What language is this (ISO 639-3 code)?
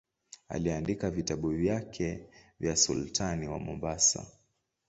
swa